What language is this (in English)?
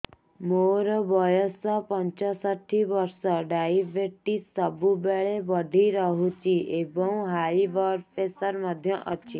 Odia